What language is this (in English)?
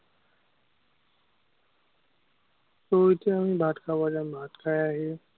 Assamese